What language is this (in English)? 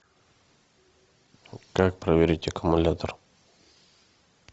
Russian